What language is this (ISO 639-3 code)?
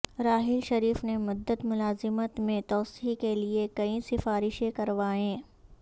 urd